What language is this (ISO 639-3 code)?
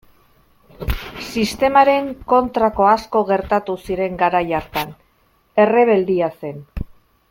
eus